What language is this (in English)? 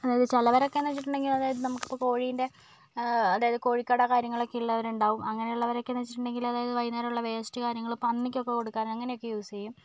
Malayalam